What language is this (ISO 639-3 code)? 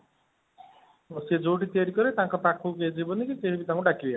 ori